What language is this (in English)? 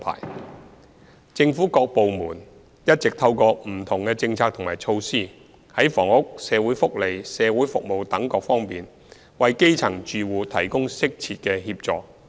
Cantonese